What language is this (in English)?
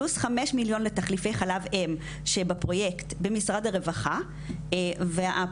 Hebrew